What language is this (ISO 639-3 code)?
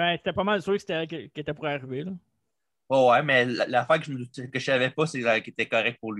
fra